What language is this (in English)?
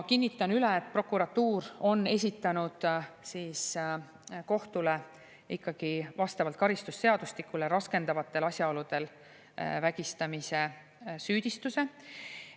Estonian